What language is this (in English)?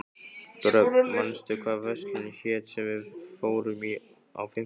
Icelandic